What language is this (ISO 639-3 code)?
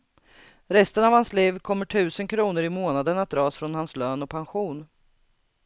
swe